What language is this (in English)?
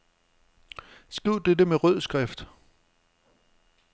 Danish